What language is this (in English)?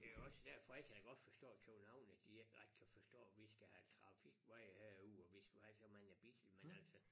Danish